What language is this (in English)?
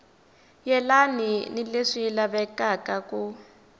Tsonga